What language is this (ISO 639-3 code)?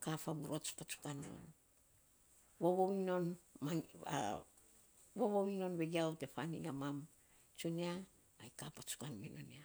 sps